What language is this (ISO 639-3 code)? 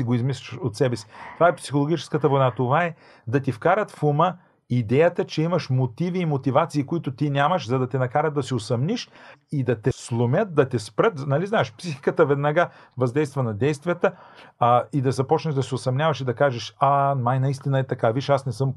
bul